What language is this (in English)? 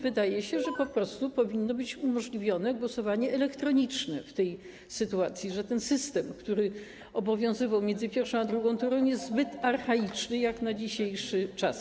Polish